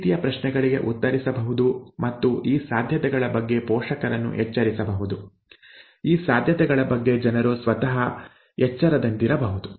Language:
Kannada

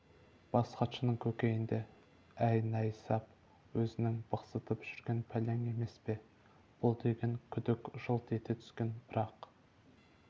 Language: Kazakh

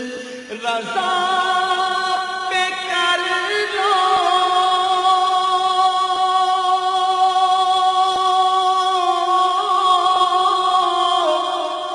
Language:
Arabic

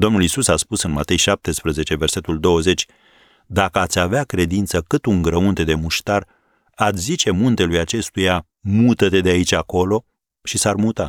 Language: Romanian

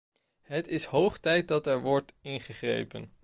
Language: Dutch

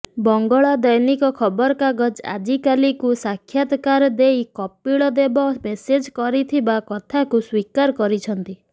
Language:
Odia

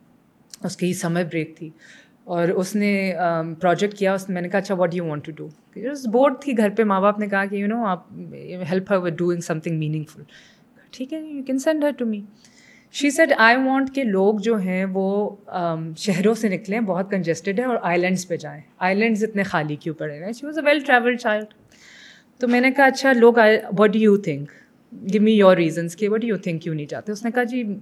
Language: Urdu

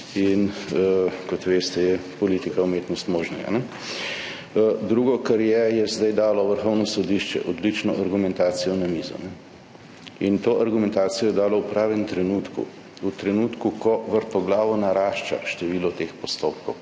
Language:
Slovenian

